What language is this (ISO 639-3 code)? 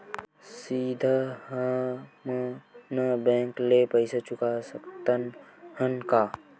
hne